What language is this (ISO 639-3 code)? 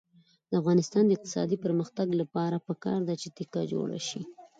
pus